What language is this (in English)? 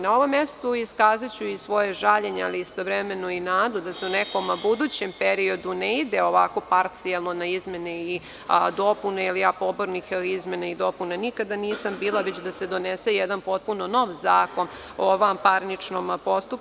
Serbian